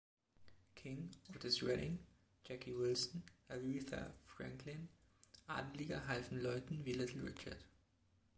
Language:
German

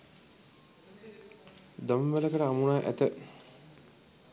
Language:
Sinhala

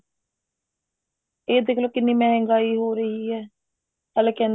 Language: Punjabi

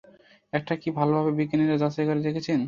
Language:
Bangla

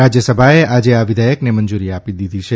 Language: Gujarati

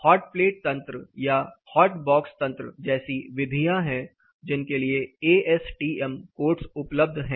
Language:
Hindi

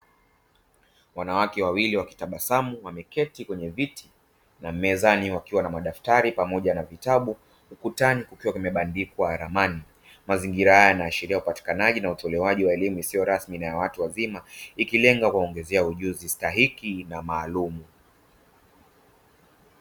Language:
Swahili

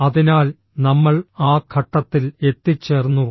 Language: Malayalam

